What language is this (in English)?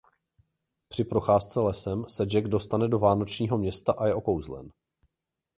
Czech